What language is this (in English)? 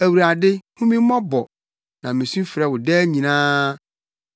Akan